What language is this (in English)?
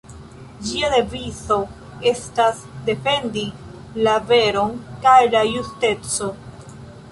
Esperanto